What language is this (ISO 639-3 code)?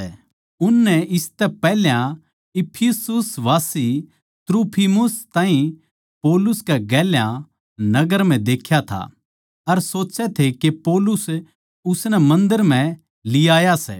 bgc